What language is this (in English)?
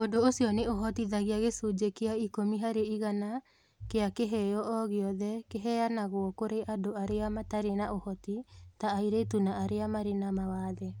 Kikuyu